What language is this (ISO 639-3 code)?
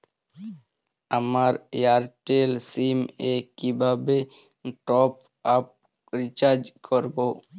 ben